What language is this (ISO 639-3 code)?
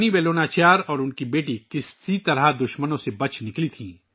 urd